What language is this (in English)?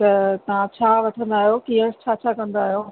Sindhi